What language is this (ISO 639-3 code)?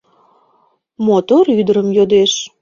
chm